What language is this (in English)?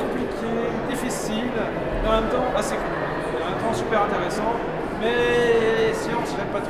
French